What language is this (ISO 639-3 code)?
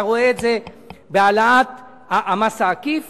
heb